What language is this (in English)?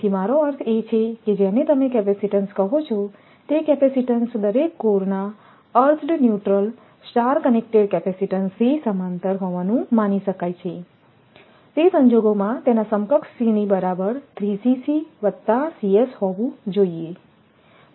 Gujarati